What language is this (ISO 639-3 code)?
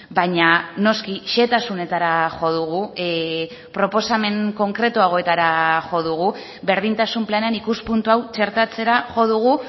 eus